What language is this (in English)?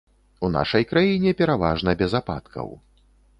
Belarusian